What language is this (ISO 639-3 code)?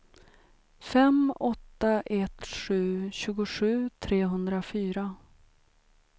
swe